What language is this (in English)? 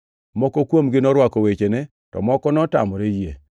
Luo (Kenya and Tanzania)